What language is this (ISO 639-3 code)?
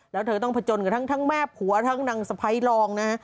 tha